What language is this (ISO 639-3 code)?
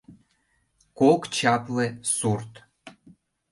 chm